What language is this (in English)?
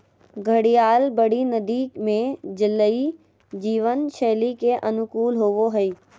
Magahi